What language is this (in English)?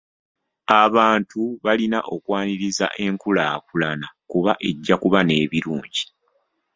Ganda